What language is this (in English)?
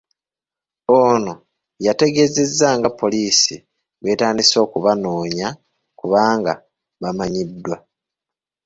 Ganda